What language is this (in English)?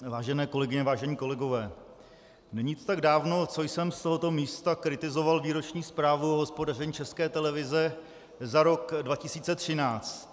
Czech